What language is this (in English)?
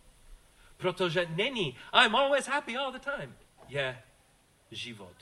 Czech